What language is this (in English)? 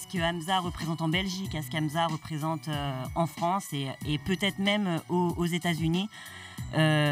French